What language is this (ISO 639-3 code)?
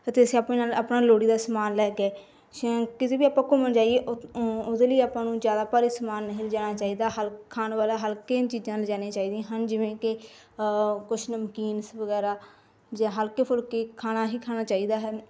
pan